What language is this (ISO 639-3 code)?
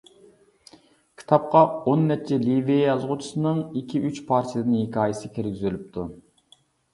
uig